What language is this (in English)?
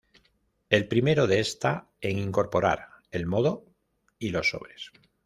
Spanish